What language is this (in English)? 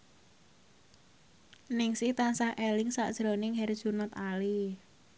Javanese